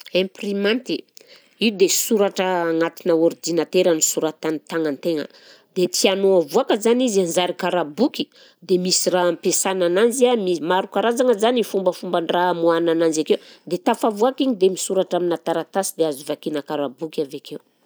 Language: Southern Betsimisaraka Malagasy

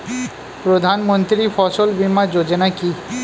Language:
Bangla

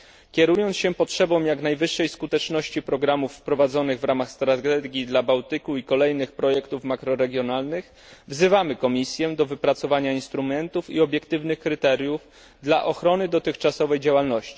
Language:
Polish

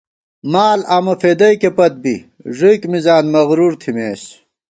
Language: Gawar-Bati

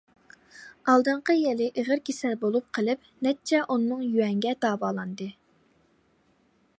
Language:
Uyghur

